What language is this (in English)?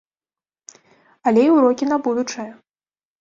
Belarusian